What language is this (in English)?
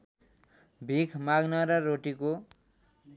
Nepali